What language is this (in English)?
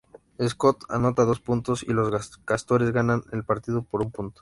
Spanish